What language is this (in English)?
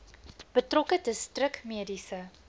Afrikaans